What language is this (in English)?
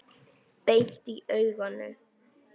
Icelandic